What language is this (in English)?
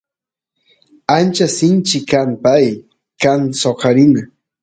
Santiago del Estero Quichua